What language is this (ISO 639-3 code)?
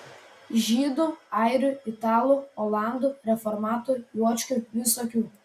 lit